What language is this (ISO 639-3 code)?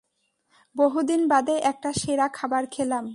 ben